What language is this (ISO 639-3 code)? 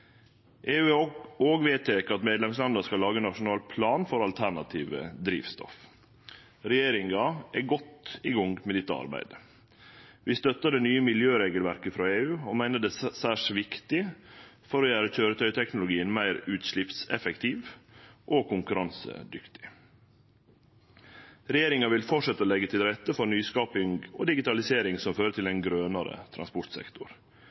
nno